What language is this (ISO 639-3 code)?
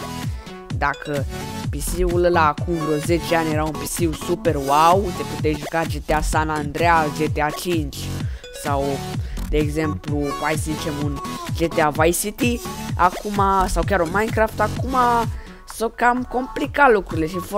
ron